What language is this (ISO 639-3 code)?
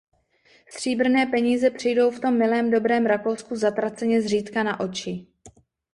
ces